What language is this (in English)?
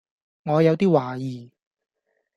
Cantonese